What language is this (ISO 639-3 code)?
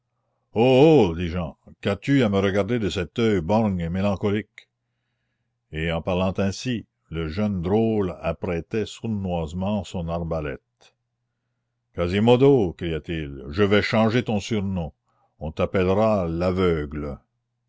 fra